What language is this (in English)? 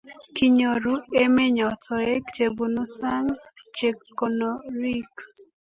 Kalenjin